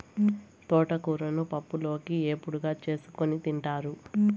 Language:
Telugu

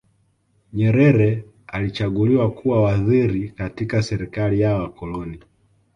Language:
Swahili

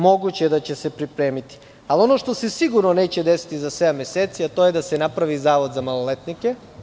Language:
Serbian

